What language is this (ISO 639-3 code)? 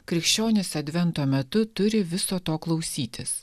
lit